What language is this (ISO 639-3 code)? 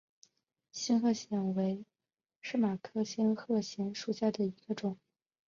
zho